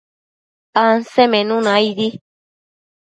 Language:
Matsés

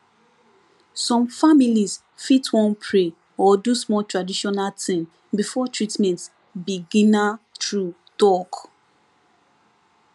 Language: Nigerian Pidgin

